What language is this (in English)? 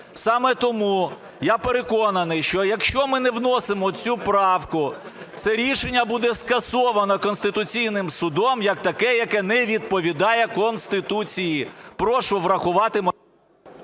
Ukrainian